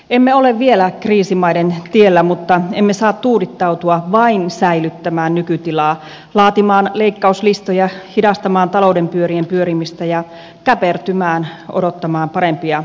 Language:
Finnish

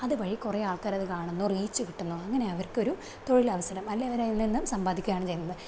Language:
Malayalam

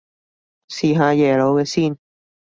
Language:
Cantonese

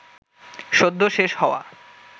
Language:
Bangla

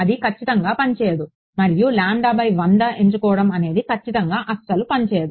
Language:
Telugu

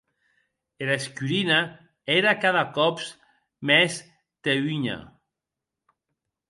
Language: Occitan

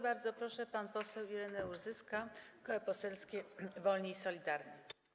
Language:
Polish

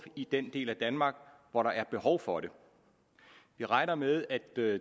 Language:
Danish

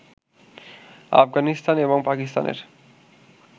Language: Bangla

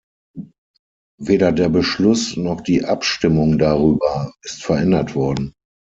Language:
German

